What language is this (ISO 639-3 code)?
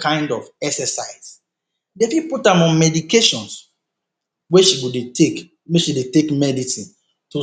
pcm